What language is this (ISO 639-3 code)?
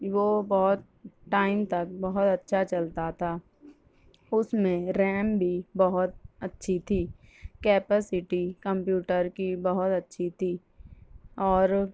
urd